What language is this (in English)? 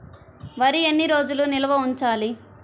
Telugu